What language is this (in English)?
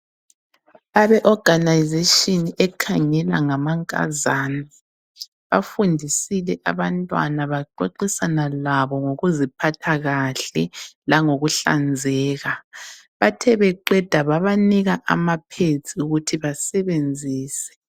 North Ndebele